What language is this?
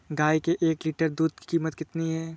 Hindi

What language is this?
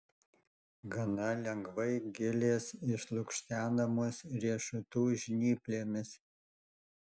Lithuanian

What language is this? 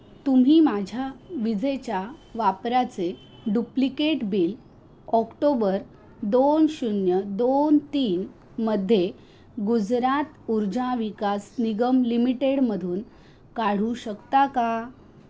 Marathi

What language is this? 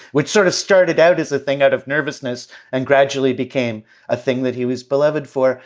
English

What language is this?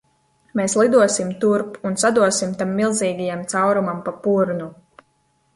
Latvian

